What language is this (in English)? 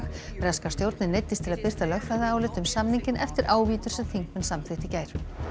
Icelandic